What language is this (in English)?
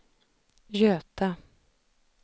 Swedish